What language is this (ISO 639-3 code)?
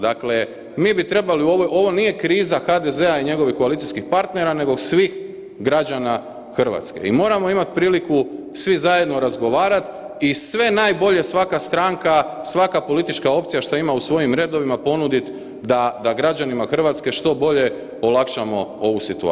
hrv